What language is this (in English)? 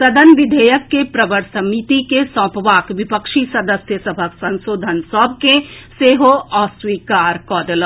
Maithili